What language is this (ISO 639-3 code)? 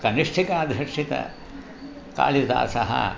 san